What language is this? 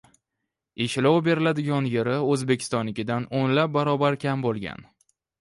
Uzbek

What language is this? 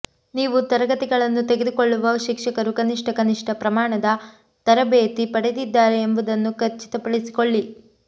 Kannada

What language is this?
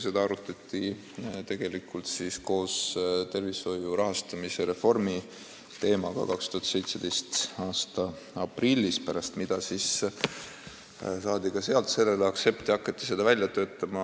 Estonian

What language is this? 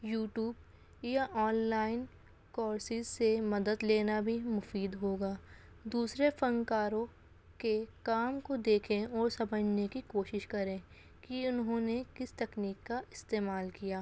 Urdu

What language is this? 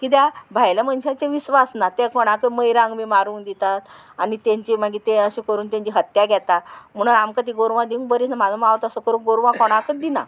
Konkani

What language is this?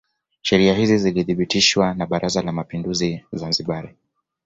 Swahili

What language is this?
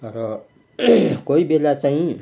Nepali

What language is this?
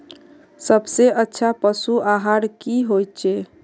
Magahi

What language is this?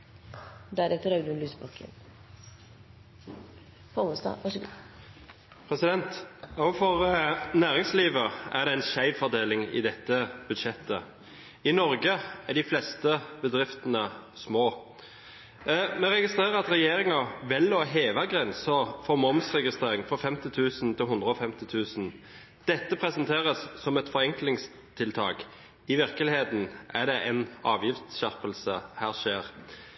Norwegian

